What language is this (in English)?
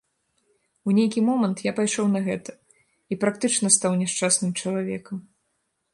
Belarusian